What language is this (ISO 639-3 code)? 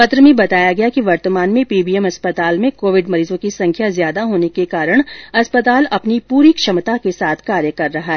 hin